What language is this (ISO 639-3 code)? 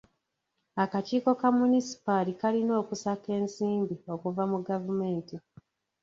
lug